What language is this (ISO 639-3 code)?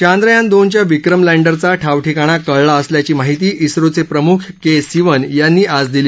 mar